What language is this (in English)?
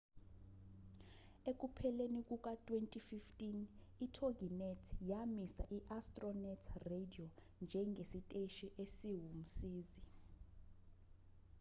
Zulu